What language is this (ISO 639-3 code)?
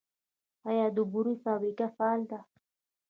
pus